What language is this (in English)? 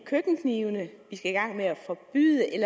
Danish